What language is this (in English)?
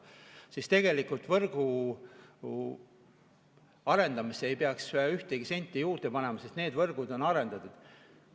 Estonian